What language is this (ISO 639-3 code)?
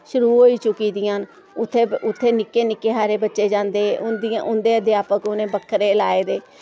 doi